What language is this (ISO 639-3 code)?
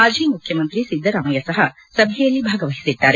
kan